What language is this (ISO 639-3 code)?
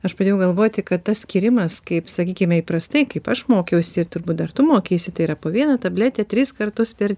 lit